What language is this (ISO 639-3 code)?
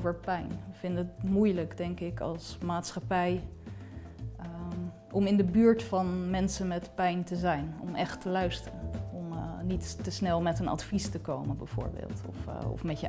nld